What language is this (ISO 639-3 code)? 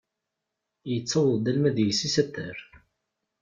kab